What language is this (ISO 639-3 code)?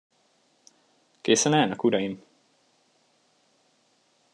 hun